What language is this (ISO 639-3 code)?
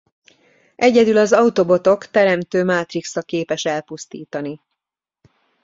hun